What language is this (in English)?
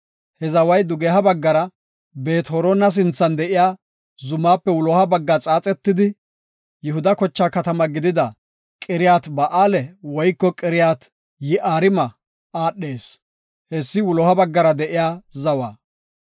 Gofa